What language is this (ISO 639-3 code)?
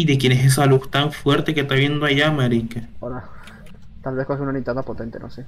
spa